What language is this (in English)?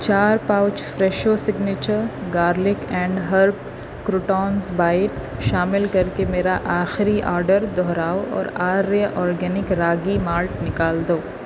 Urdu